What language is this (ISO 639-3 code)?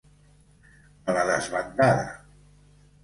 cat